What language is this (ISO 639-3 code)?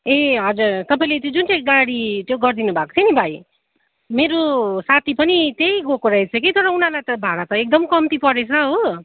nep